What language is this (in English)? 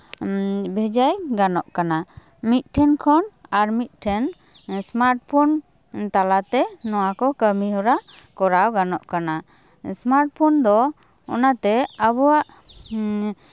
Santali